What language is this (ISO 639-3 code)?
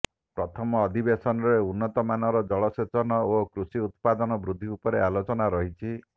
ori